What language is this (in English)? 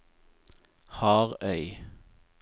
Norwegian